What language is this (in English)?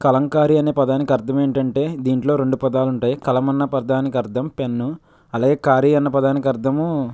Telugu